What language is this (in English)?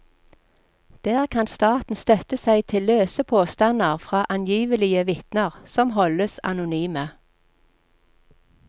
Norwegian